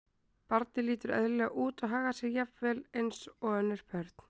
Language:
Icelandic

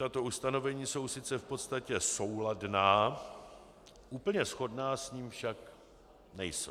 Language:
Czech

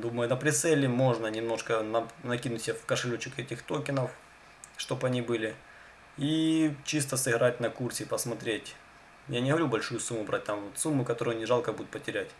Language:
Russian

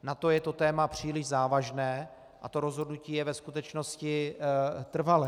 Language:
Czech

